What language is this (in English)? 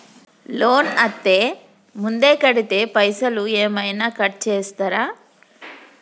Telugu